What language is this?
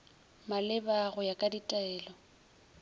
Northern Sotho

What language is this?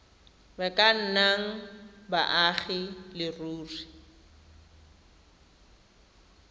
Tswana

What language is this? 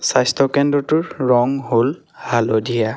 Assamese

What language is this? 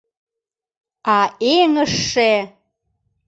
Mari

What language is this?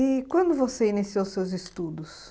Portuguese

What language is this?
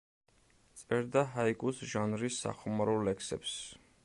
Georgian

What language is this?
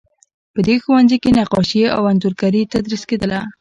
Pashto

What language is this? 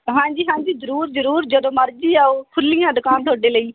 Punjabi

